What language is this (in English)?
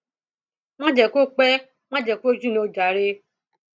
Yoruba